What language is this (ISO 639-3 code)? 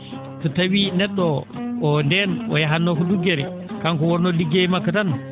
ful